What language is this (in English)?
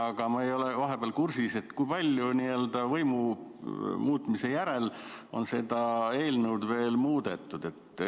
Estonian